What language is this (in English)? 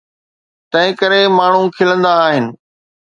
Sindhi